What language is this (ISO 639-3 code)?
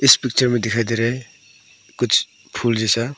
hin